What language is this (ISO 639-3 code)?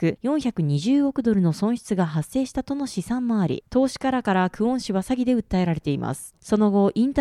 jpn